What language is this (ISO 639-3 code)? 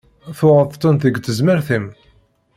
kab